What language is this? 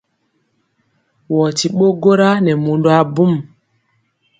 Mpiemo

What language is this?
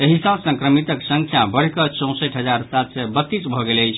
Maithili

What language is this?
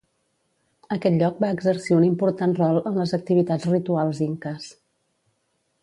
Catalan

